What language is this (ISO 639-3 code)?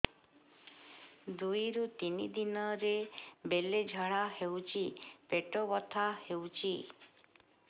ori